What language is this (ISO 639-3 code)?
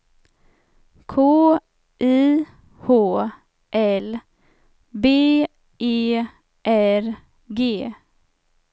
swe